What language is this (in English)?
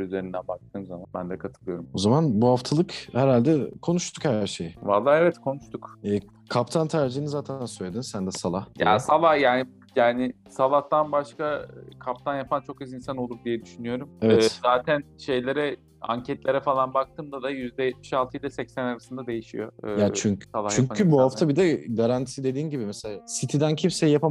Turkish